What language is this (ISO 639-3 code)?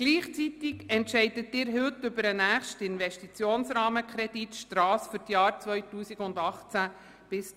gsw